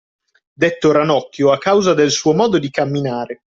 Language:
Italian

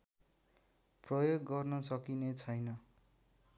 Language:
Nepali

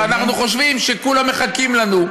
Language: Hebrew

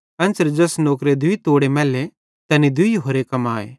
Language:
Bhadrawahi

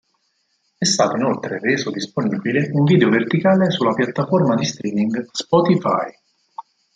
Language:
Italian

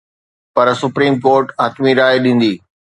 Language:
Sindhi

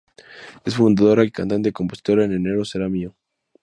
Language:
Spanish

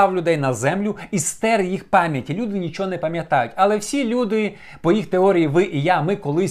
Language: Ukrainian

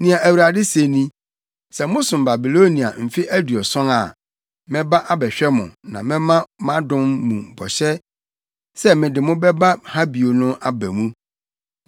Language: Akan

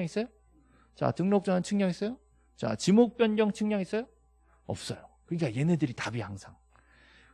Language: Korean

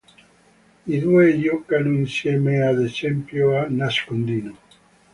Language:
Italian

